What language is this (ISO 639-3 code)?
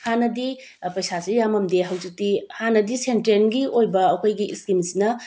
mni